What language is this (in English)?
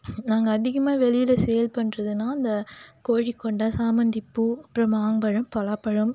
Tamil